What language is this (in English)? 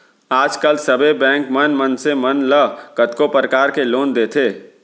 Chhattisgarhi